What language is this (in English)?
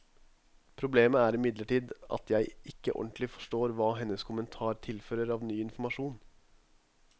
Norwegian